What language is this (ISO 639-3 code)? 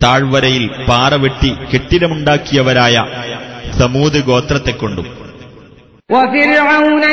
mal